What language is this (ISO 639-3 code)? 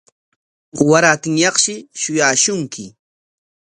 qwa